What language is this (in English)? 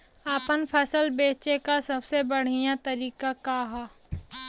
Bhojpuri